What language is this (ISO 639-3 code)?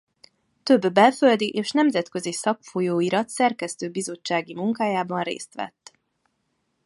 hun